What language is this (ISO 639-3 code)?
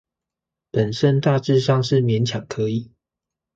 zho